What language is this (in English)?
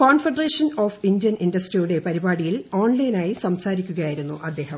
Malayalam